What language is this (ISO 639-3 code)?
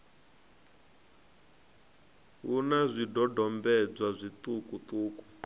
ven